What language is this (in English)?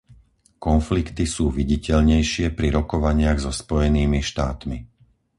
Slovak